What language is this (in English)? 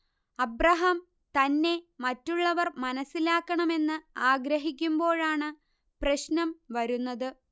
Malayalam